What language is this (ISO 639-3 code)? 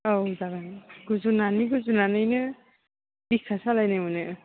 brx